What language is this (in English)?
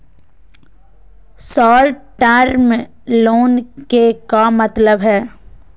Magahi